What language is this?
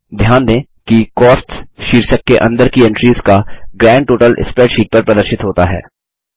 Hindi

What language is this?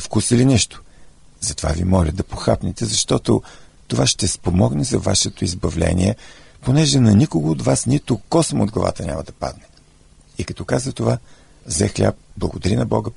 Bulgarian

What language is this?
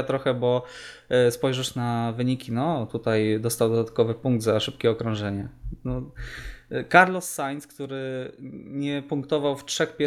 Polish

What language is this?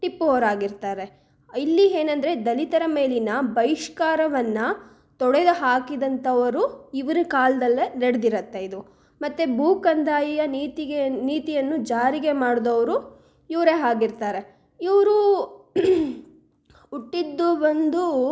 Kannada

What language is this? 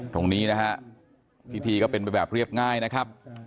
Thai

